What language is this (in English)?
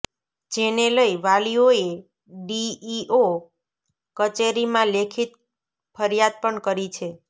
Gujarati